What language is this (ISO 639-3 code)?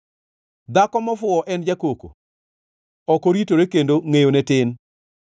luo